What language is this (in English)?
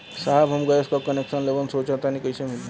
Bhojpuri